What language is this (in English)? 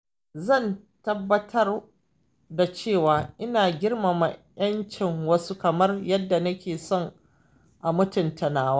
Hausa